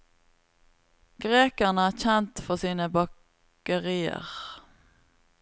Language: Norwegian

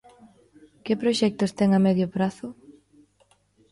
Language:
Galician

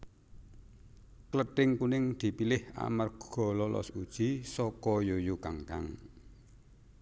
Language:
Javanese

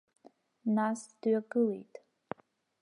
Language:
Abkhazian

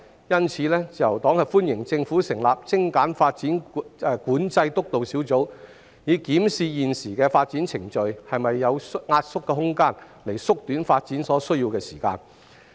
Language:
Cantonese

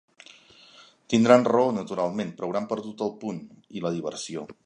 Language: Catalan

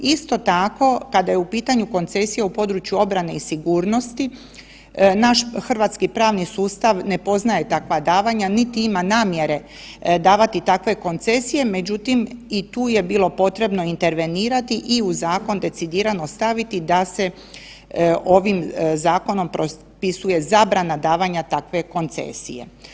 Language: Croatian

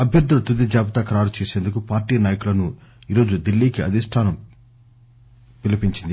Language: Telugu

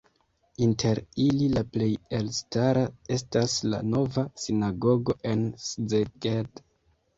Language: Esperanto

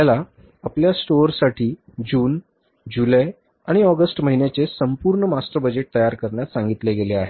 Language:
Marathi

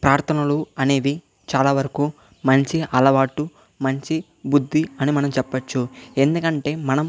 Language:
Telugu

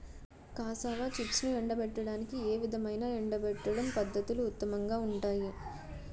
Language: Telugu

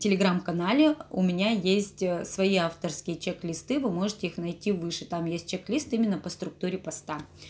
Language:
Russian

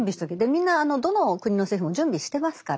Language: Japanese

